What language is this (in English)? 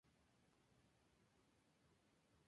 Spanish